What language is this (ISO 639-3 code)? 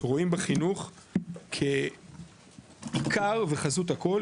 heb